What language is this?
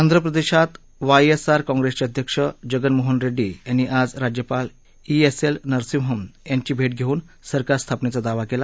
Marathi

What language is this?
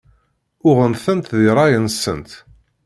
Kabyle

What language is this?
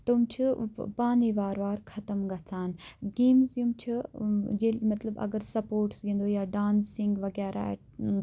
Kashmiri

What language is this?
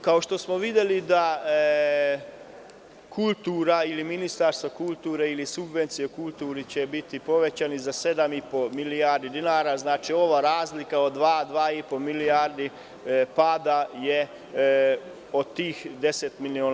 Serbian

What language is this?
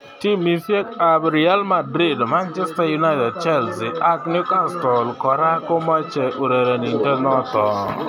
Kalenjin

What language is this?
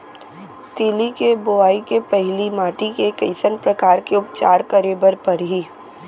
Chhattisgarhi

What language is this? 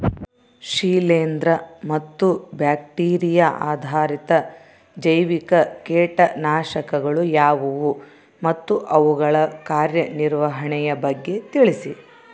Kannada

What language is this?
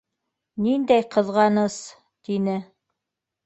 Bashkir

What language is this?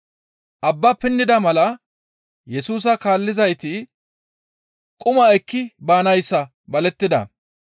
Gamo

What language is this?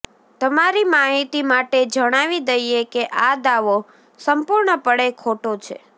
Gujarati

